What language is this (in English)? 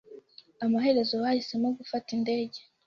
Kinyarwanda